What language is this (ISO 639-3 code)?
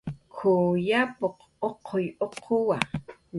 jqr